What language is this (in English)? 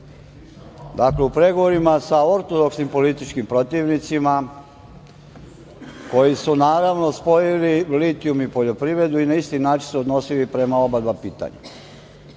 Serbian